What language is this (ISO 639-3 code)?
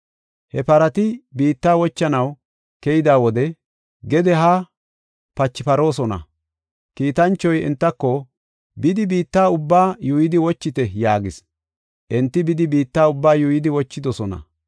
gof